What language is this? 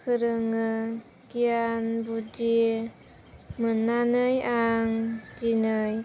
Bodo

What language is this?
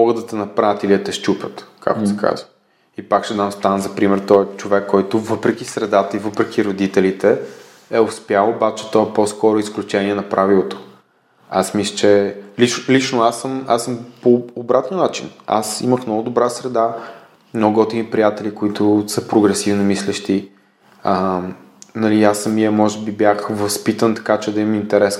Bulgarian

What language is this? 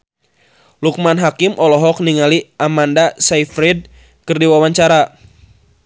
Sundanese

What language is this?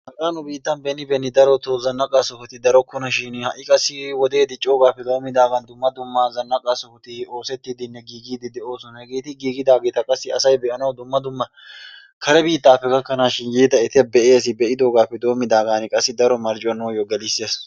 Wolaytta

